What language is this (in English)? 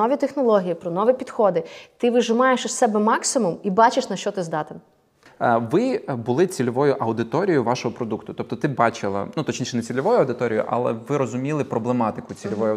Ukrainian